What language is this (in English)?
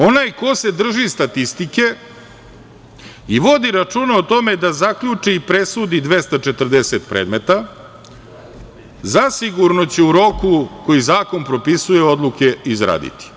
Serbian